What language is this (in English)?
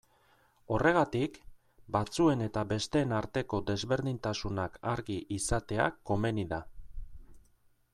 Basque